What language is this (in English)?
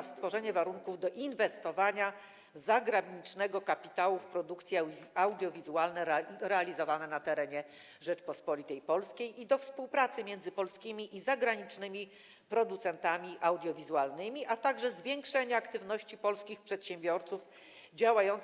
Polish